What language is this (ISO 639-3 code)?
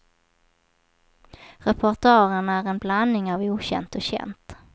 swe